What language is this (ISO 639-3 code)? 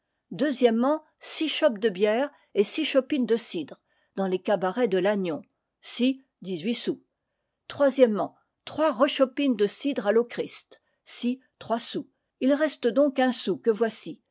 fra